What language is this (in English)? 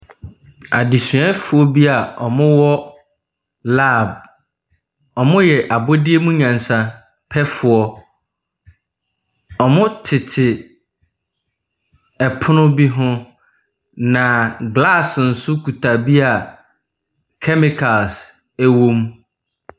Akan